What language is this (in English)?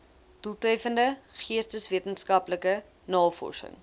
Afrikaans